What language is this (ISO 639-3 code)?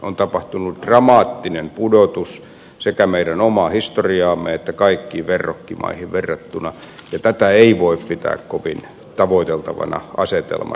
fin